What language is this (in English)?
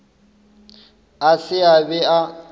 Northern Sotho